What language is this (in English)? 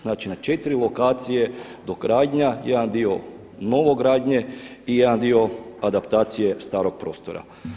Croatian